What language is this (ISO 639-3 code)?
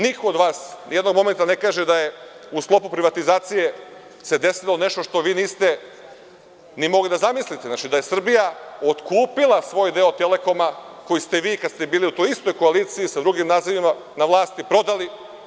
srp